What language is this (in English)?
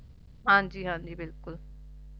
Punjabi